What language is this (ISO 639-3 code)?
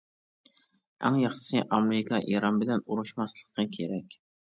uig